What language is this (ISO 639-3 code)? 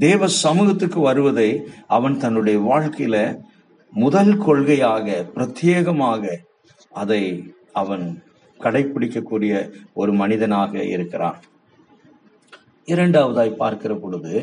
tam